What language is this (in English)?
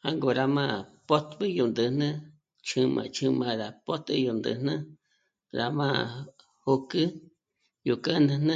Michoacán Mazahua